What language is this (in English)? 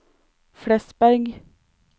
Norwegian